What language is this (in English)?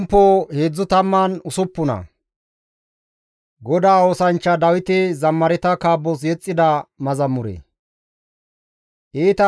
Gamo